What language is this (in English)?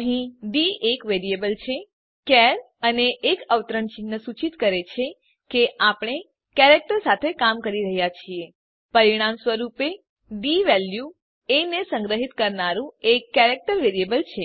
Gujarati